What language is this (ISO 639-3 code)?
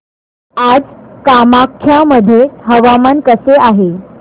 mar